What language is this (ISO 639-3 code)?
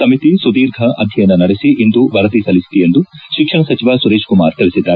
kan